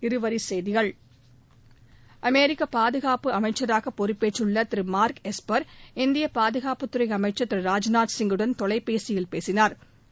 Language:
Tamil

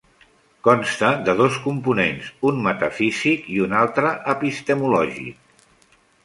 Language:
Catalan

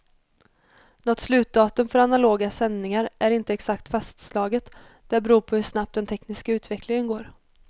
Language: Swedish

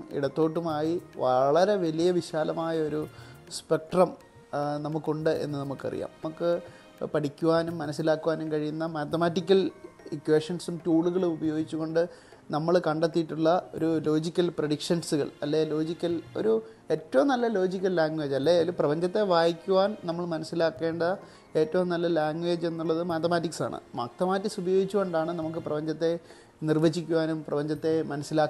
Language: Malayalam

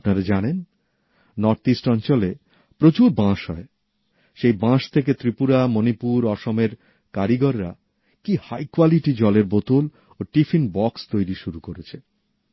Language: Bangla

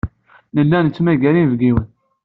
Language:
Kabyle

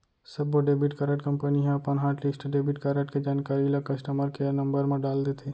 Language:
Chhattisgarhi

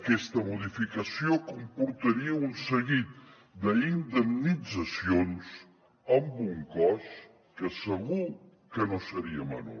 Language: Catalan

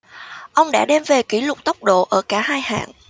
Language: Vietnamese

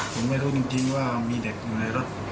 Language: Thai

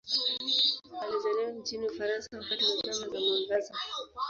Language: Swahili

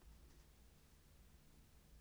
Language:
Danish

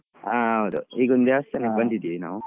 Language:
Kannada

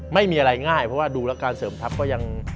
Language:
Thai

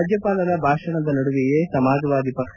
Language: Kannada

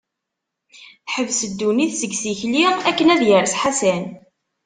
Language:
Kabyle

